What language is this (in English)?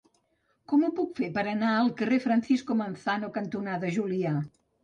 Catalan